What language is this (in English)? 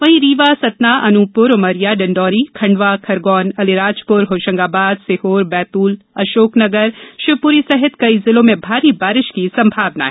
Hindi